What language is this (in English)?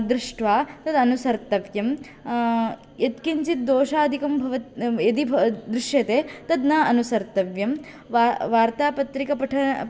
Sanskrit